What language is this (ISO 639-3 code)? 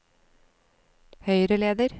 nor